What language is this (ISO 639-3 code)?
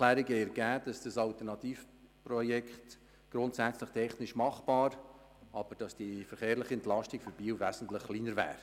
gsw